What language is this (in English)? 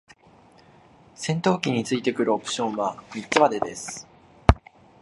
Japanese